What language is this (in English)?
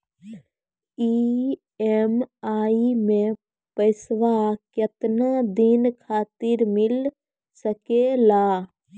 Maithili